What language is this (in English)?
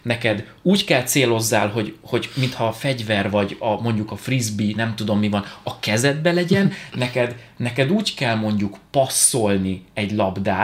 Hungarian